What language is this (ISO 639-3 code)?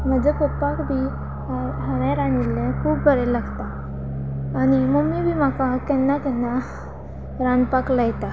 kok